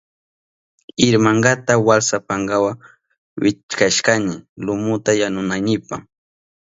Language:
Southern Pastaza Quechua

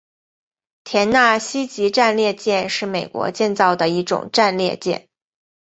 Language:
Chinese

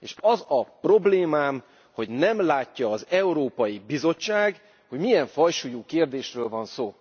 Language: Hungarian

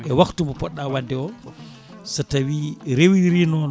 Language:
Fula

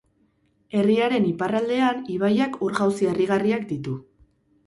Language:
Basque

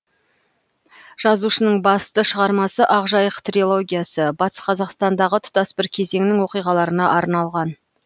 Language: Kazakh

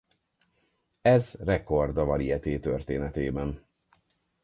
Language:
Hungarian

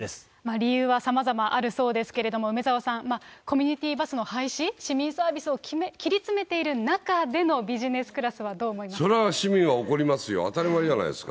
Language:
Japanese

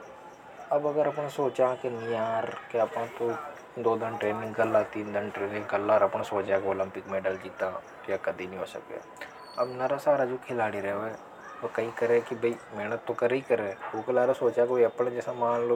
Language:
Hadothi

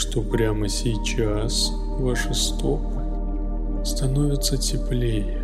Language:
Russian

